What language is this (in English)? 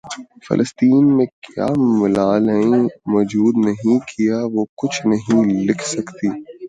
Urdu